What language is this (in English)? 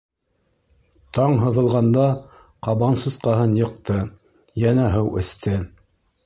Bashkir